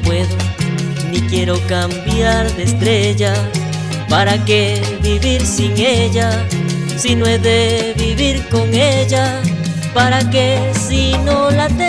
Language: Spanish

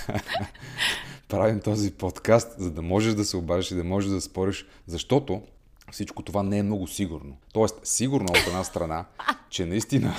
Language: Bulgarian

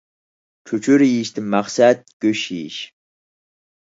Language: Uyghur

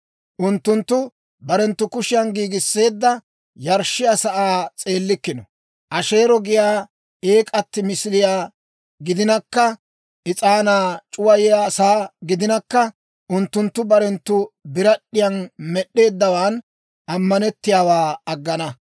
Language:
Dawro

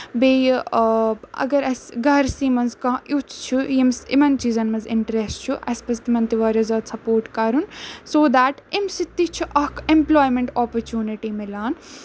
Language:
Kashmiri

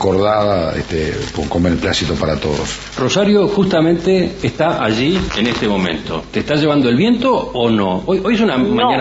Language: Spanish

